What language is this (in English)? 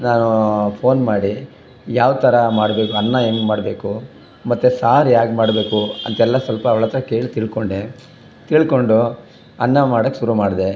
Kannada